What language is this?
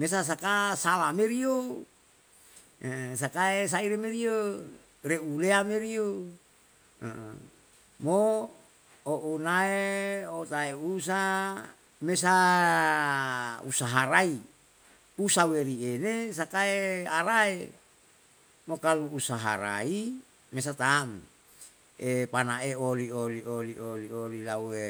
Yalahatan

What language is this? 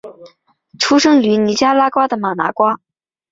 Chinese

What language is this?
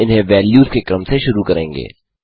Hindi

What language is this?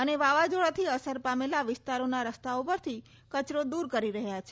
Gujarati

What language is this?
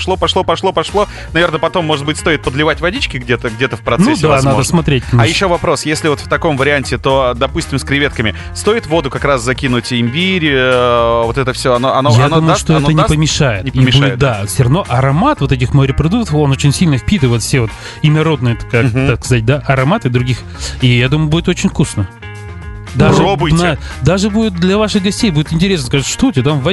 Russian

